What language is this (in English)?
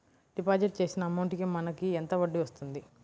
Telugu